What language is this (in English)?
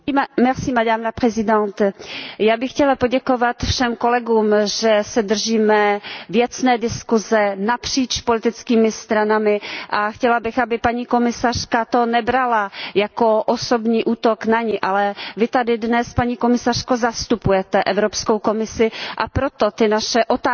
Czech